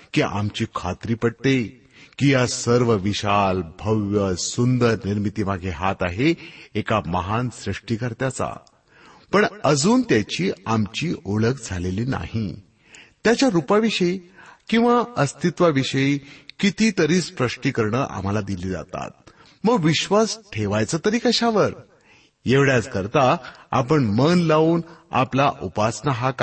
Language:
Marathi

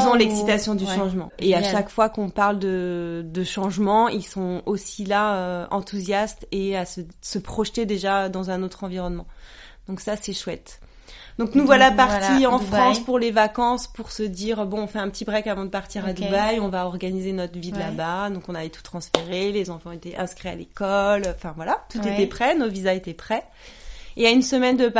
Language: French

